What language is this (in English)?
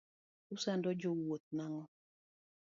Luo (Kenya and Tanzania)